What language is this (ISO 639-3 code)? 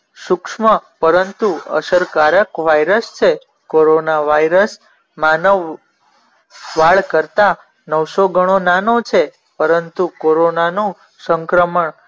guj